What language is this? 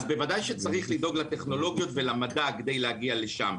Hebrew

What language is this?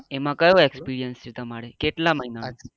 Gujarati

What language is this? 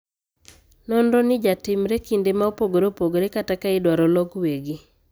Luo (Kenya and Tanzania)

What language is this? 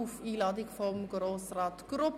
Swiss German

